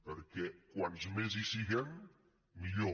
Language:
Catalan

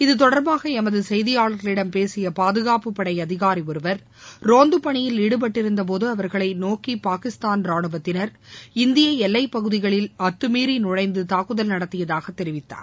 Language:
Tamil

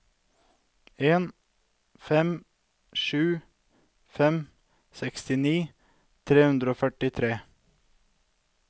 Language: Norwegian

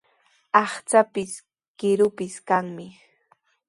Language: Sihuas Ancash Quechua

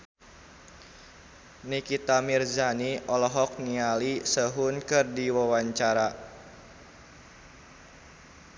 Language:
Sundanese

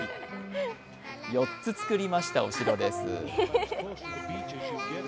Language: Japanese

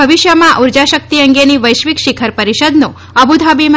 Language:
Gujarati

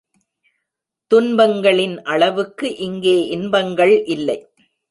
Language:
Tamil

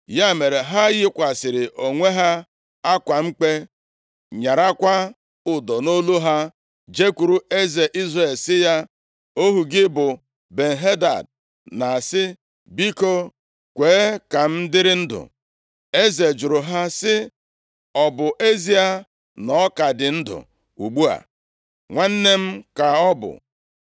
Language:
Igbo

